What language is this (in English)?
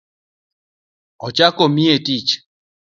Luo (Kenya and Tanzania)